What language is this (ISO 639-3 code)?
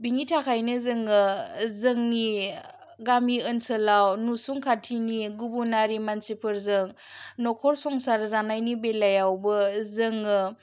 brx